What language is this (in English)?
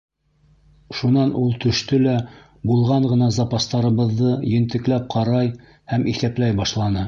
Bashkir